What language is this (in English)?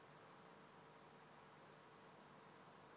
Indonesian